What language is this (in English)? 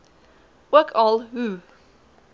Afrikaans